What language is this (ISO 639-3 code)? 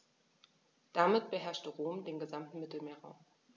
deu